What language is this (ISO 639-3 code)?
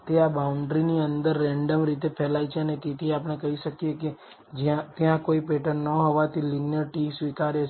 guj